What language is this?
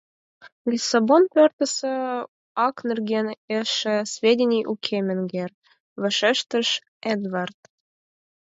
Mari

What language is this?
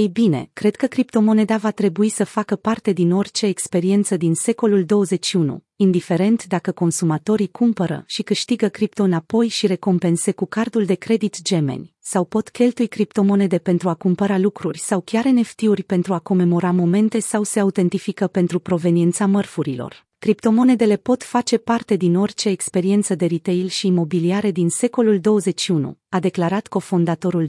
Romanian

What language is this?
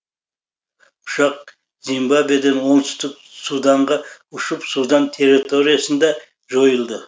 Kazakh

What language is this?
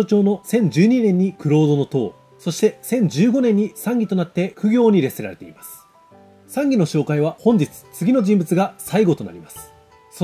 Japanese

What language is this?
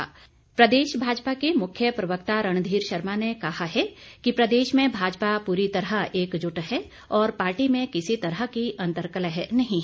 Hindi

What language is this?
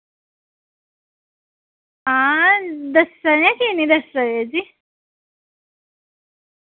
Dogri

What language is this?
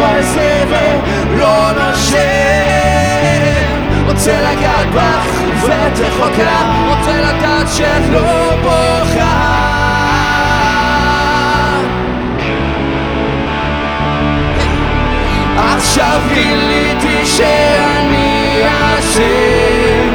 Hebrew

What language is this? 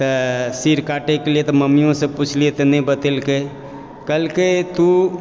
Maithili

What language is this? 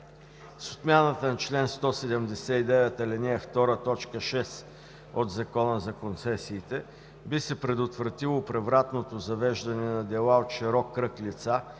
Bulgarian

